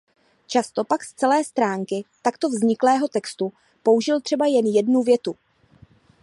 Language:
Czech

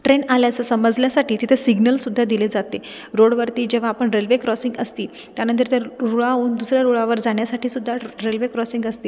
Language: Marathi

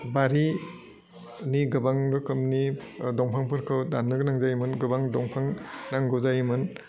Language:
Bodo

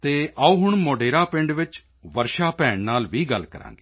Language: Punjabi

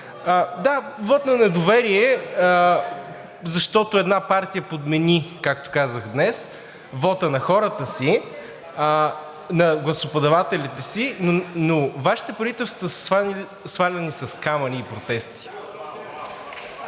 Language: Bulgarian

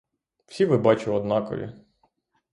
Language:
Ukrainian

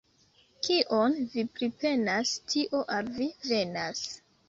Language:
Esperanto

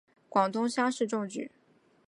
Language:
Chinese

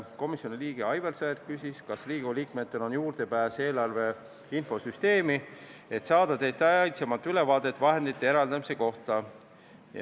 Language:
Estonian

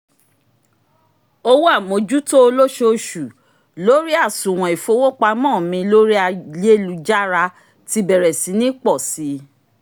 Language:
Yoruba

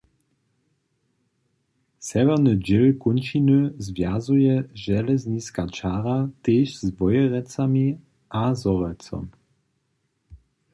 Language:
Upper Sorbian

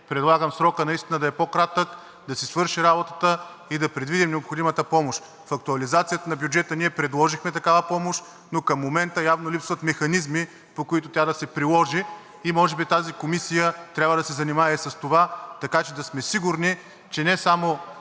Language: Bulgarian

